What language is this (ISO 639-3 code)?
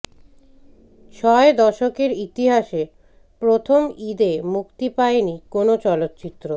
ben